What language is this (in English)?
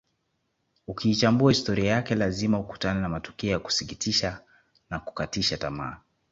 Swahili